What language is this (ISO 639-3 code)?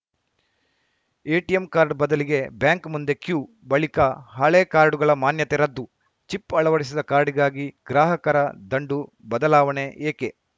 kan